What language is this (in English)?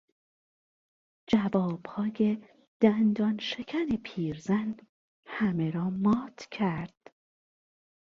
Persian